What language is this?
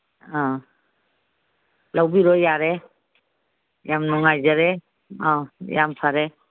Manipuri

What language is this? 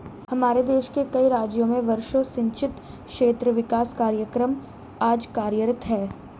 Hindi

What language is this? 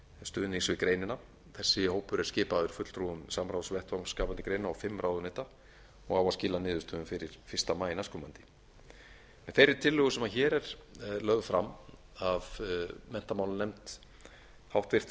Icelandic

